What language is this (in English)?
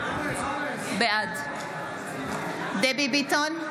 Hebrew